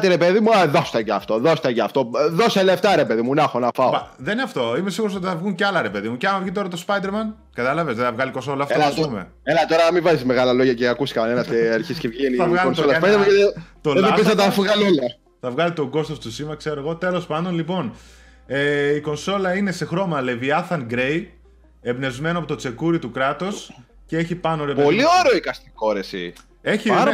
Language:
Greek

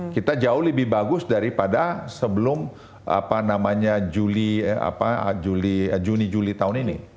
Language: Indonesian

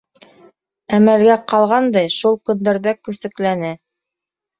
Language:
Bashkir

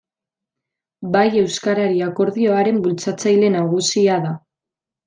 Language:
Basque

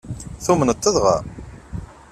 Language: Kabyle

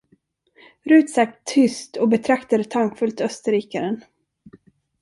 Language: Swedish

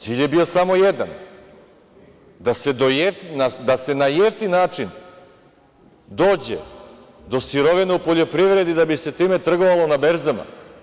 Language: Serbian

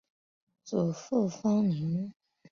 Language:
Chinese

